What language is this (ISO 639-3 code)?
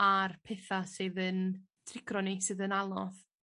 cym